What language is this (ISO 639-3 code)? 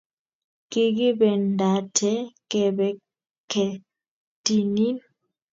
kln